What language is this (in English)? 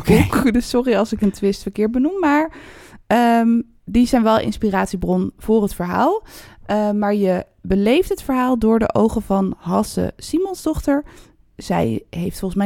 Dutch